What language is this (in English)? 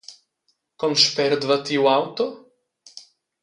Romansh